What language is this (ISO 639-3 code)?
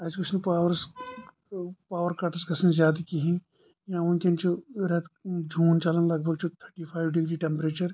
kas